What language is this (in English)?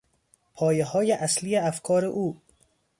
Persian